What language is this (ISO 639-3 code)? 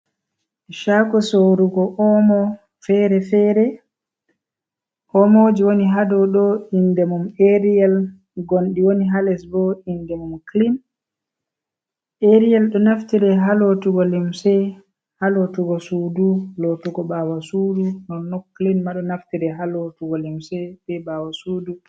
ful